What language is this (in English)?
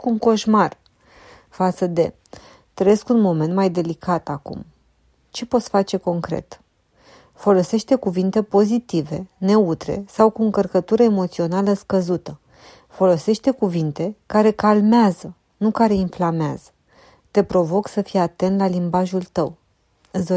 Romanian